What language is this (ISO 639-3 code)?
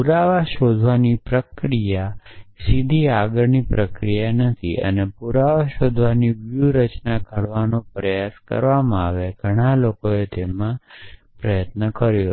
guj